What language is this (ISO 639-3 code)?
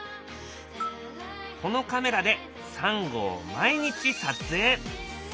jpn